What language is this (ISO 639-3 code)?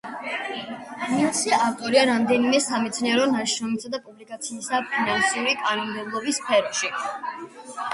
kat